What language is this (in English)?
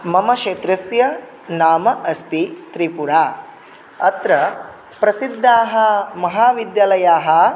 Sanskrit